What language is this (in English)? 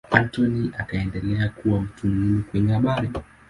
Swahili